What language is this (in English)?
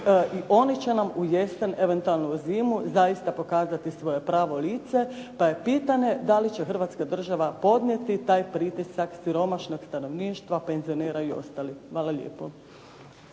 Croatian